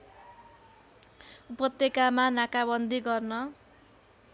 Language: Nepali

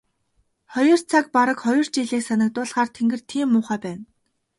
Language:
Mongolian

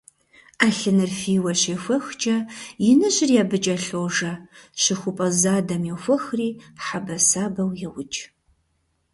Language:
Kabardian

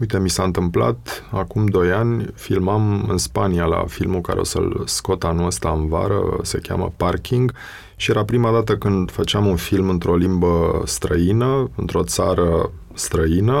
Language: Romanian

